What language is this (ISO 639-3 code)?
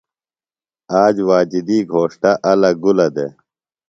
phl